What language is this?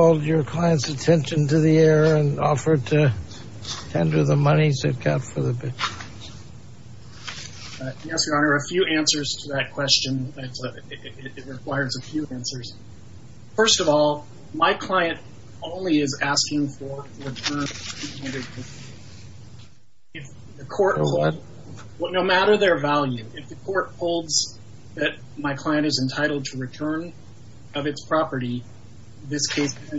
English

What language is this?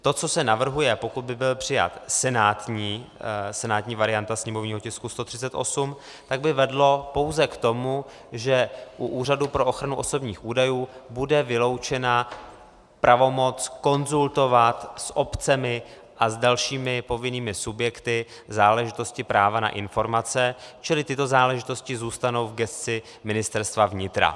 Czech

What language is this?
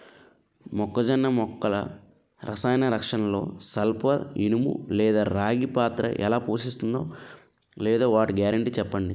Telugu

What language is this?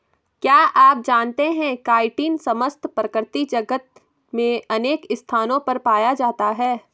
Hindi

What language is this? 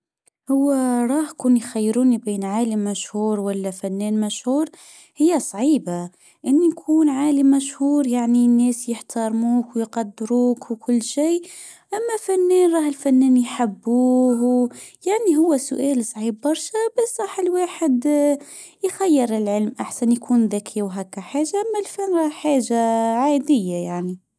Tunisian Arabic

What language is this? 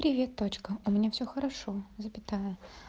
Russian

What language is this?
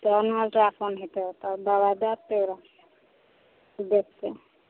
Maithili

